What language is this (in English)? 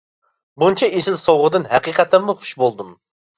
Uyghur